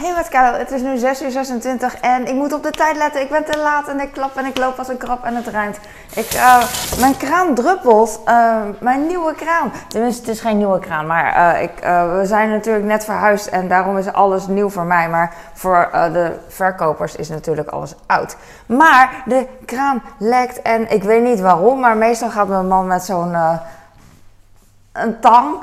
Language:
Dutch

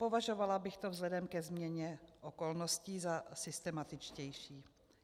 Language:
Czech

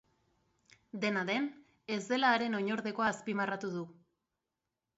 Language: Basque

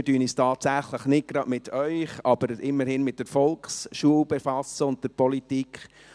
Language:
Swiss German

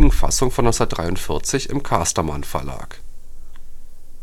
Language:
German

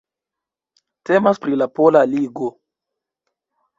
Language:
Esperanto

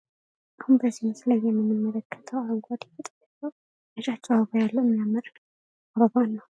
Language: Amharic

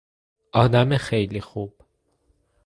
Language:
Persian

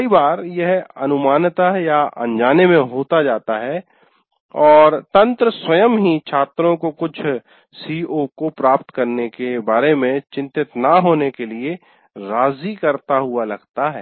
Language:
Hindi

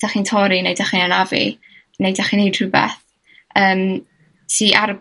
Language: Welsh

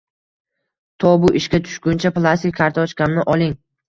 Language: Uzbek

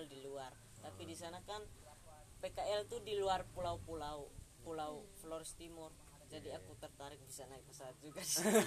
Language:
Indonesian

